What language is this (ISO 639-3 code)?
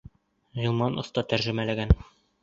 bak